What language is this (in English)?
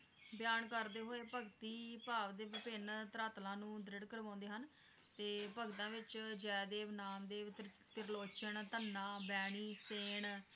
Punjabi